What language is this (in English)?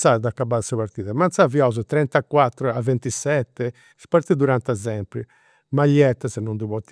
Campidanese Sardinian